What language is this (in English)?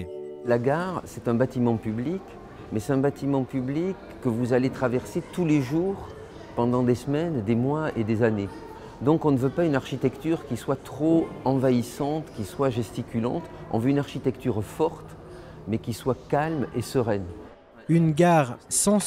French